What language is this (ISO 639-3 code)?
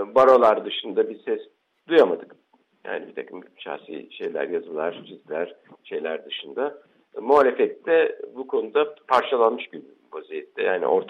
tur